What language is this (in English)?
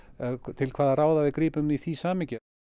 Icelandic